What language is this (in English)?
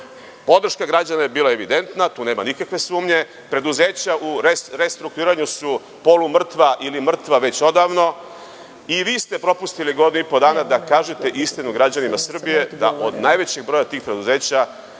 Serbian